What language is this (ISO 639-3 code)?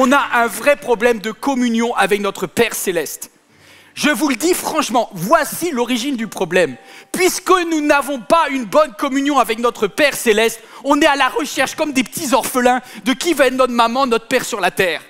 fra